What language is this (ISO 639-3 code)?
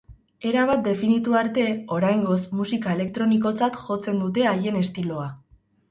eus